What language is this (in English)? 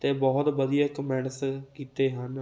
Punjabi